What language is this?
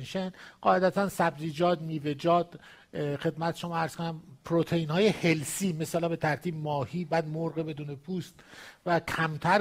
Persian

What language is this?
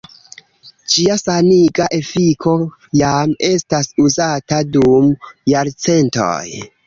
Esperanto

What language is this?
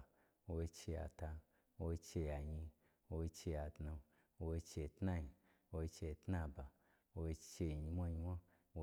Gbagyi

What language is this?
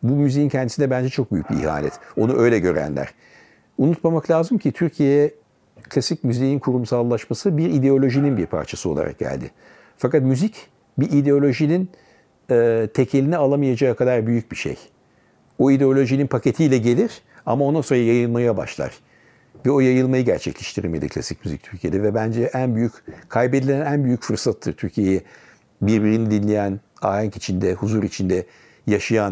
Turkish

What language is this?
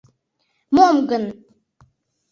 Mari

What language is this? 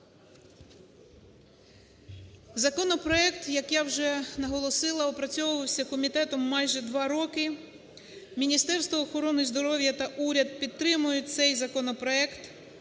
Ukrainian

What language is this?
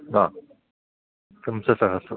Sanskrit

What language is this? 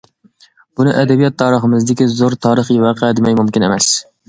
Uyghur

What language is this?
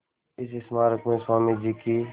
Hindi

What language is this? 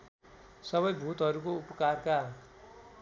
Nepali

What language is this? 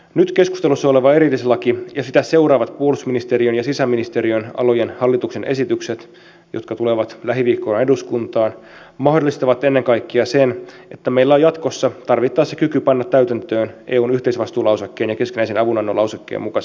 Finnish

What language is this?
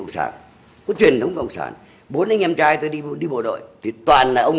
Vietnamese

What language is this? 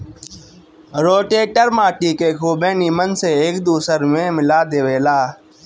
Bhojpuri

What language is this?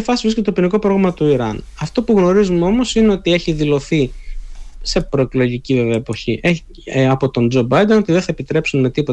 Greek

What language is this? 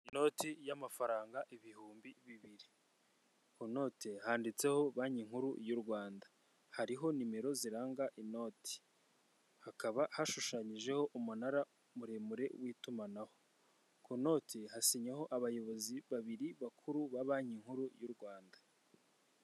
Kinyarwanda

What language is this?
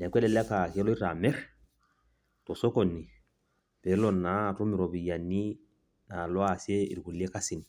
Masai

